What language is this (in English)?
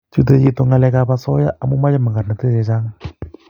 Kalenjin